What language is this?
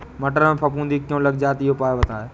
Hindi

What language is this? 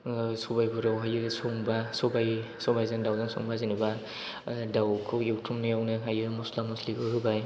Bodo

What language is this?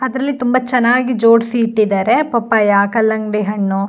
Kannada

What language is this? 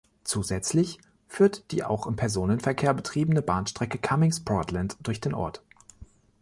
German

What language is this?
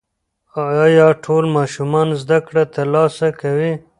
Pashto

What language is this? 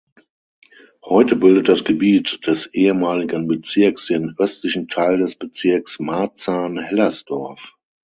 German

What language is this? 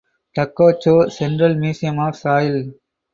English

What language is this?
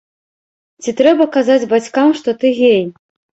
Belarusian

